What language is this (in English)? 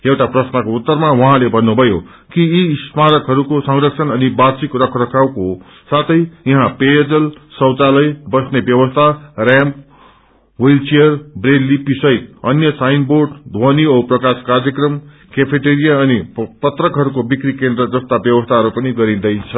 Nepali